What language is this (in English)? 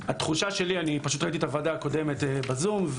Hebrew